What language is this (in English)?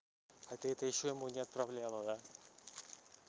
Russian